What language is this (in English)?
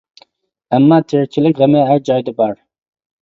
Uyghur